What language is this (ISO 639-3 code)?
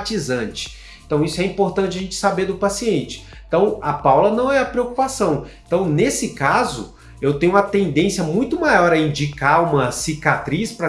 por